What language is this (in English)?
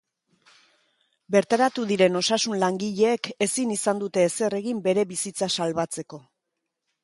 Basque